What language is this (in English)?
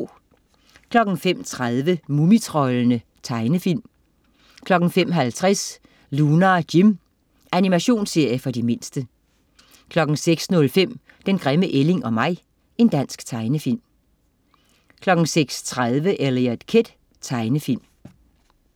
Danish